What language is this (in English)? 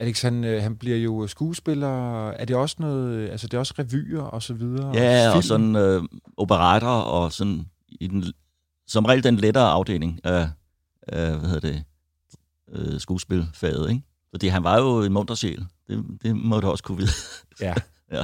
Danish